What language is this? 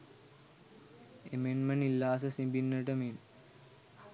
Sinhala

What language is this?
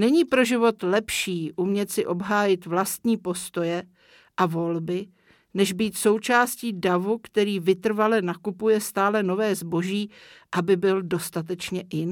Czech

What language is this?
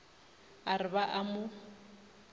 Northern Sotho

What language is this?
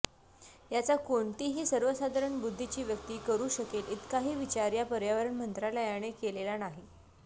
Marathi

